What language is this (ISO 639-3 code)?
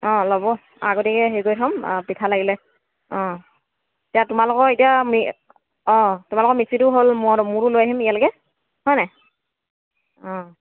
asm